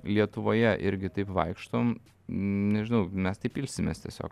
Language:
Lithuanian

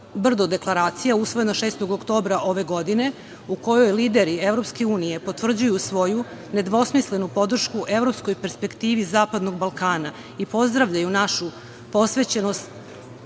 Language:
Serbian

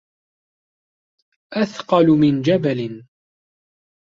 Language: Arabic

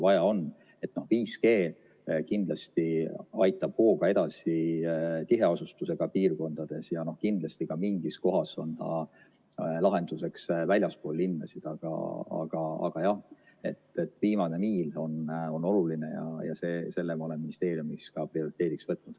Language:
Estonian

